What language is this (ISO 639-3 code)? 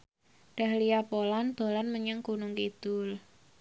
jav